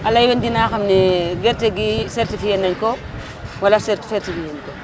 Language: Wolof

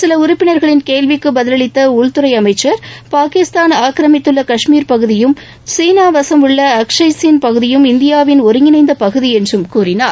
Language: Tamil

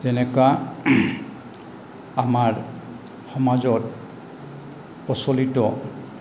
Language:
Assamese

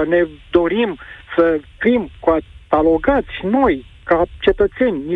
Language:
Romanian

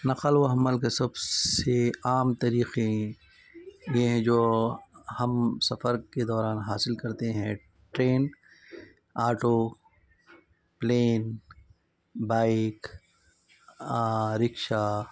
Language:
Urdu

